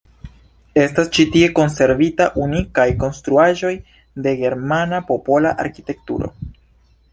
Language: Esperanto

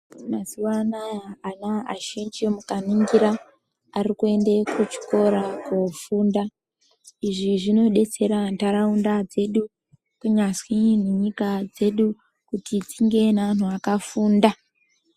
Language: Ndau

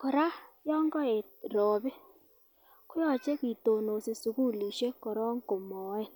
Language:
Kalenjin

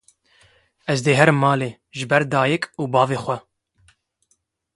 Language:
Kurdish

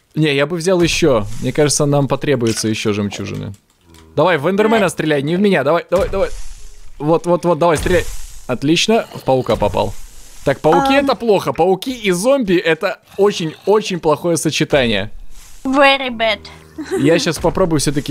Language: Russian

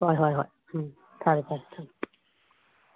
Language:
Manipuri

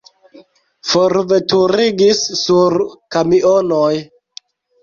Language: Esperanto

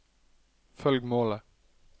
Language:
Norwegian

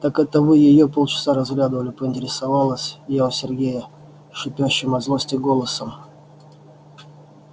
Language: Russian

